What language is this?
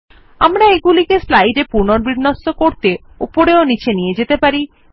Bangla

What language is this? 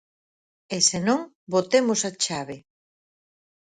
Galician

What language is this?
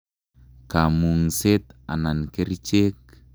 Kalenjin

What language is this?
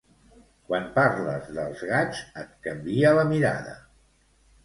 Catalan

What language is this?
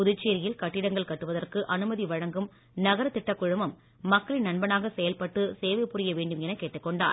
Tamil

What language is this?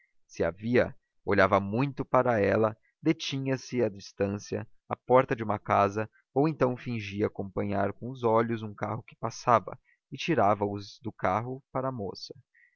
Portuguese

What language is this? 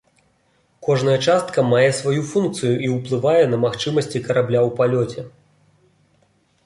Belarusian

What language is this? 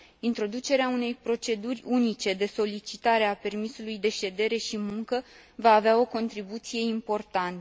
Romanian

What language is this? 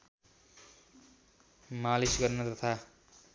Nepali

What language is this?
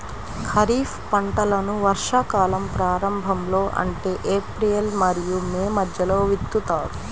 Telugu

